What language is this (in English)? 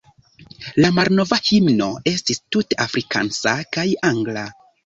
Esperanto